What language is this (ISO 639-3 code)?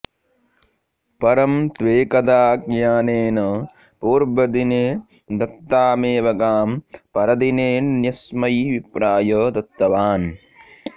san